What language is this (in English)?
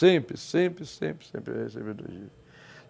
Portuguese